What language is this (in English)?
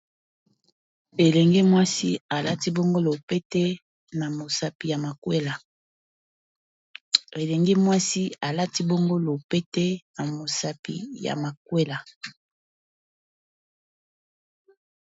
Lingala